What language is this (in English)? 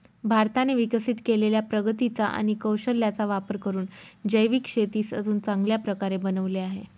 Marathi